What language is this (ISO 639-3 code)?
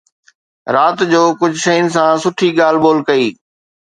snd